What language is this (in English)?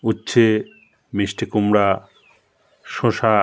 Bangla